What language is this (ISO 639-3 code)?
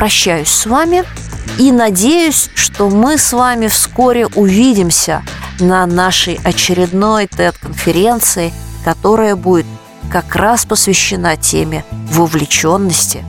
rus